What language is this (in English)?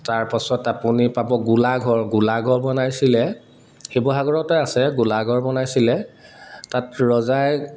Assamese